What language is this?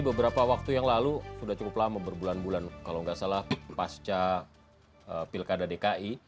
Indonesian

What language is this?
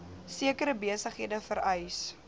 Afrikaans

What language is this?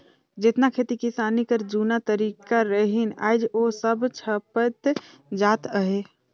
Chhattisgarhi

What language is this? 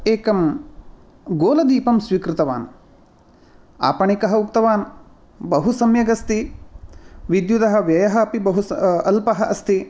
Sanskrit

